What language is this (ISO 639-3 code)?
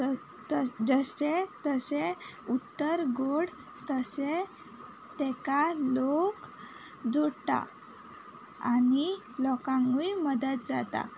kok